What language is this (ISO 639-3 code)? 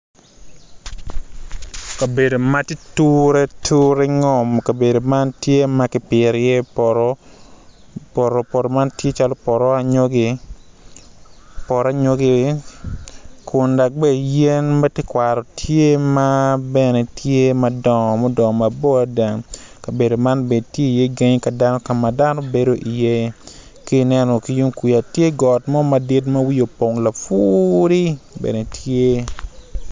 ach